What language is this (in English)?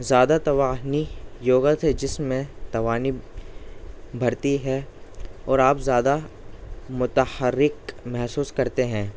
Urdu